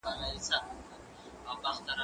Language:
Pashto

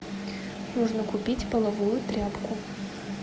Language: Russian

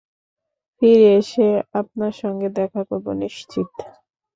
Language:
Bangla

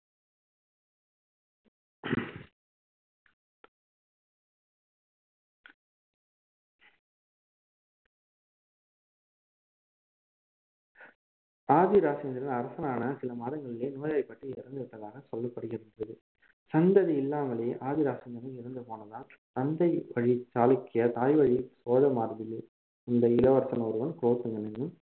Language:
Tamil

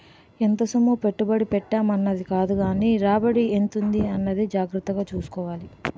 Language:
Telugu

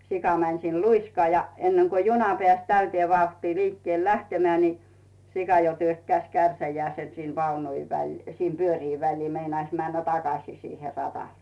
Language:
Finnish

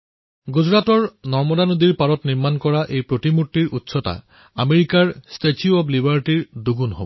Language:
Assamese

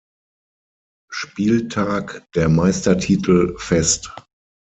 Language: German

